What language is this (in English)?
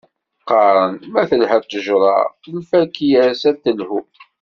Kabyle